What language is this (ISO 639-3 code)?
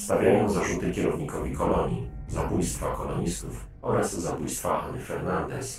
pol